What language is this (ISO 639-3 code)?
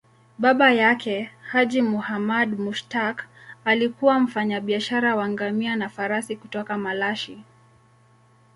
swa